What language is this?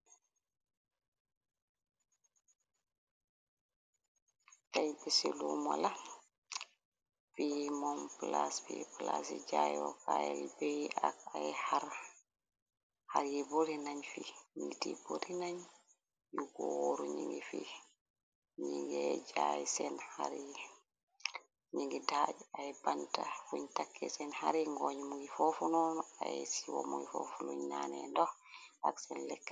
Wolof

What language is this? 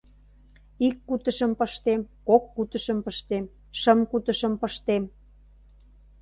Mari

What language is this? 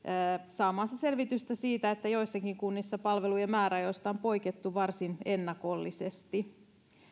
Finnish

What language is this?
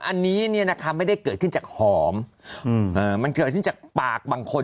Thai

